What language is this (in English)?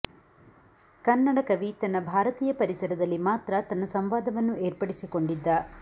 Kannada